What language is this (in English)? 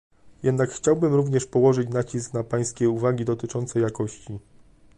Polish